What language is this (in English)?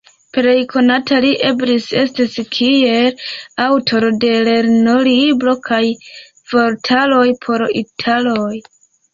Esperanto